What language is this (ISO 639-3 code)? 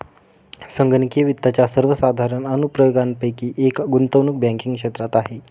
mar